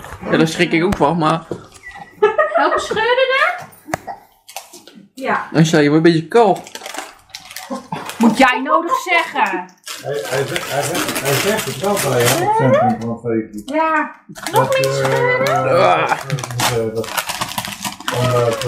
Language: Dutch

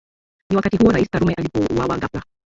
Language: Swahili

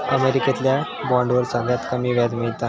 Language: Marathi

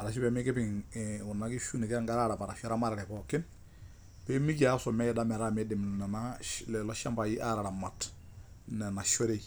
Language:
Masai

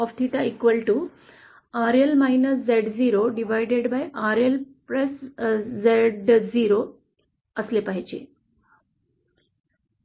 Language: Marathi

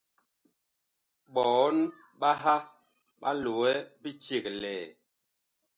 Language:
Bakoko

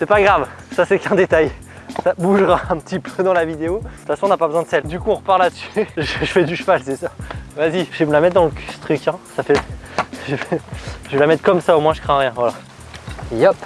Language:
French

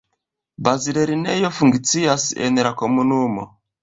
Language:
Esperanto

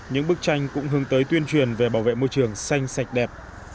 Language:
Vietnamese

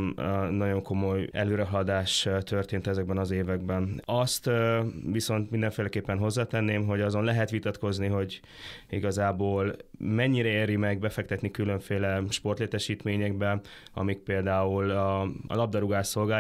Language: Hungarian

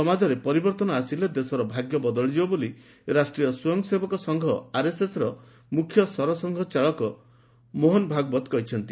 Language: Odia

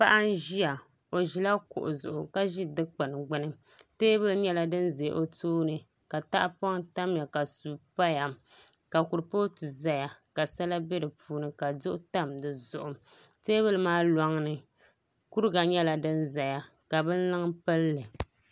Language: Dagbani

